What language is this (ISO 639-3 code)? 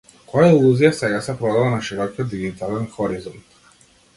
mkd